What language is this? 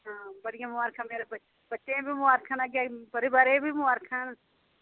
Dogri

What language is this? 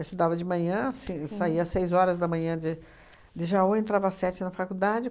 Portuguese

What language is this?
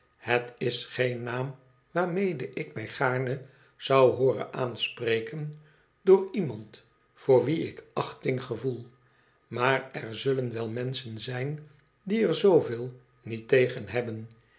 Dutch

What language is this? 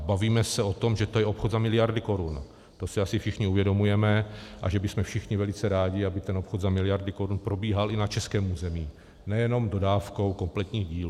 Czech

